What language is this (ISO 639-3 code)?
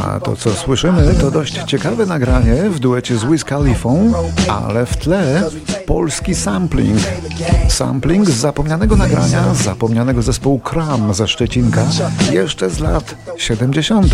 pol